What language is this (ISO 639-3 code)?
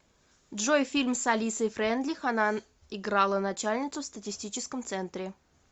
rus